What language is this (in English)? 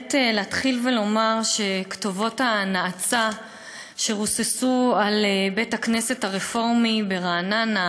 Hebrew